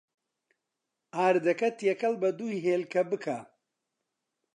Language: Central Kurdish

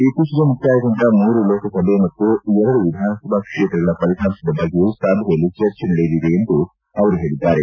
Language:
Kannada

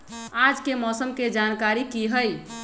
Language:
Magahi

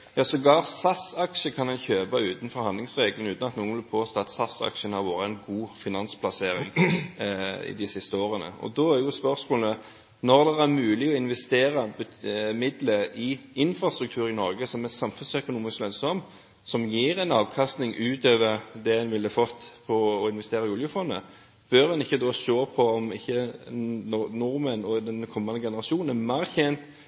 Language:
Norwegian Bokmål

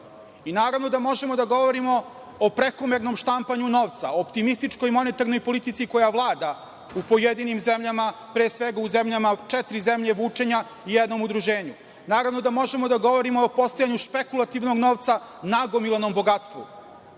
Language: Serbian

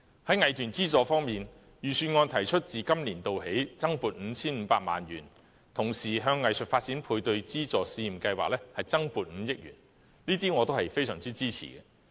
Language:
Cantonese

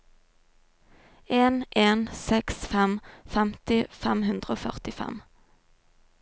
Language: Norwegian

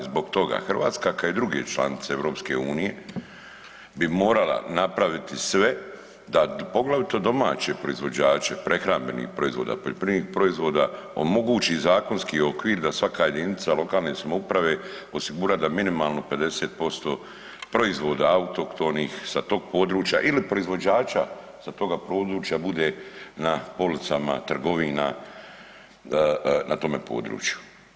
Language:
Croatian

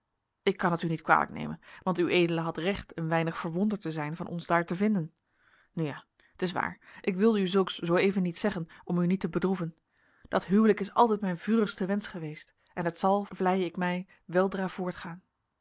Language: Dutch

